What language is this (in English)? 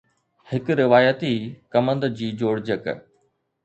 Sindhi